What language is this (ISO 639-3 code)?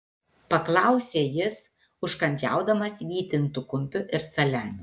lit